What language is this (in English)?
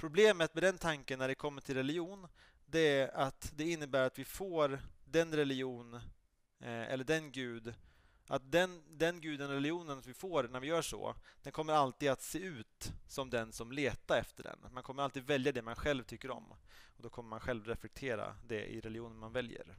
Swedish